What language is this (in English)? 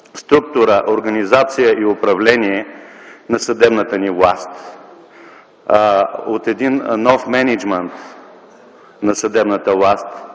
Bulgarian